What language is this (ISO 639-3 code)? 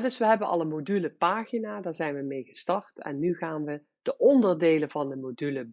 nld